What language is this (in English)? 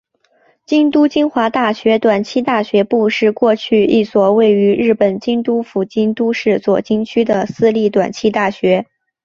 Chinese